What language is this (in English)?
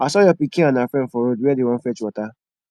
Nigerian Pidgin